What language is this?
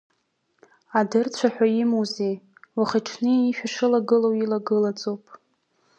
Abkhazian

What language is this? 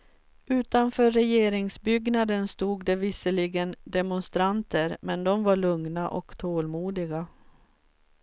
Swedish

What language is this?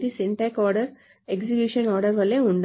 Telugu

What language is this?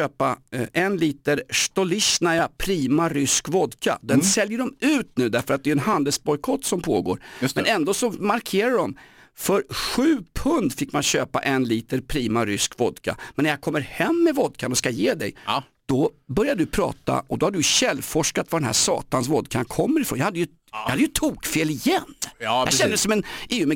Swedish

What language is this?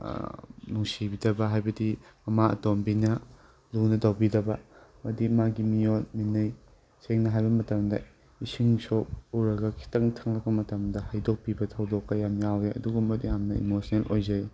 Manipuri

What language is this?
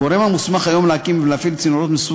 Hebrew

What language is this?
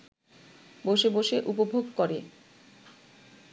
Bangla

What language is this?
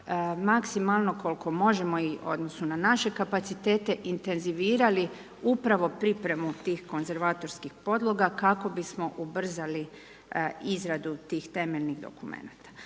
Croatian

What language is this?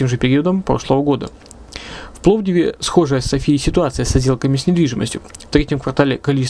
Russian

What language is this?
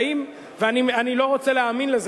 Hebrew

